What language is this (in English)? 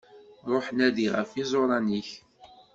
Kabyle